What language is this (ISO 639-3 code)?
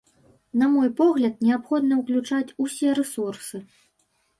bel